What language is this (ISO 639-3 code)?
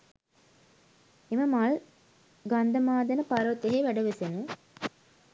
sin